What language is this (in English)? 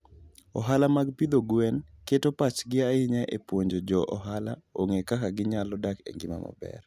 Luo (Kenya and Tanzania)